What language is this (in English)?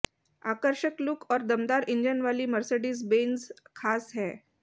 Hindi